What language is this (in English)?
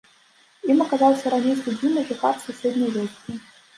Belarusian